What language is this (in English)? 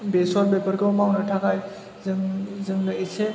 Bodo